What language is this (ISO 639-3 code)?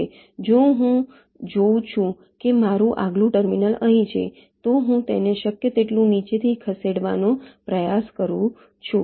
guj